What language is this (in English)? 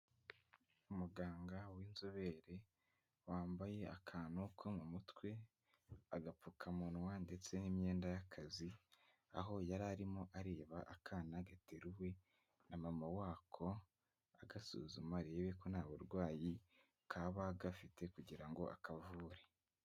Kinyarwanda